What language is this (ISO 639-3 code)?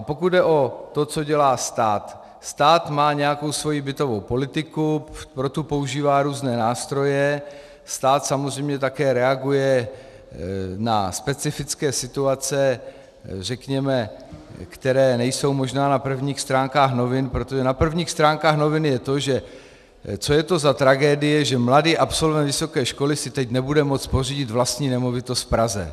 ces